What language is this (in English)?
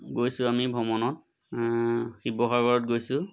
Assamese